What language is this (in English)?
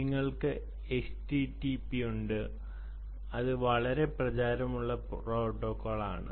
Malayalam